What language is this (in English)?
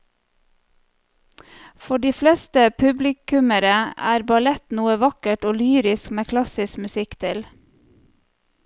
Norwegian